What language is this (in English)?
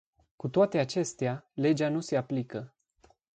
Romanian